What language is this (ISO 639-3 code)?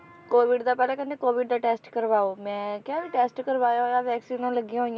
pan